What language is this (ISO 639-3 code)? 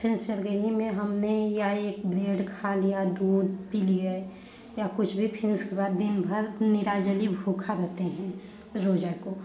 hin